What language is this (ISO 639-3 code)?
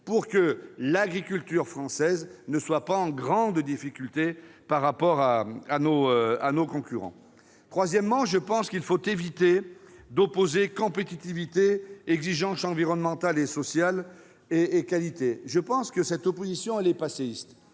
fra